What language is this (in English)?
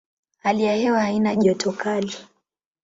Swahili